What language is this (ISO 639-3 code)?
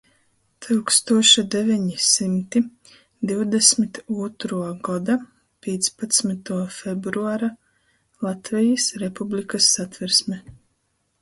ltg